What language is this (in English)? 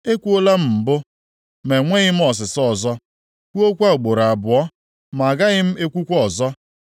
Igbo